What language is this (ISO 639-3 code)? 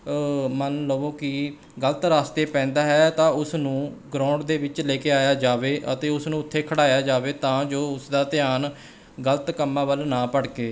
pan